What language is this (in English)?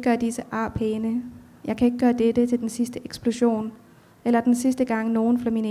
Danish